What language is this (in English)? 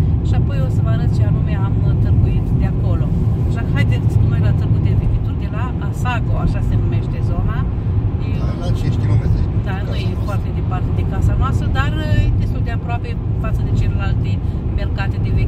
Romanian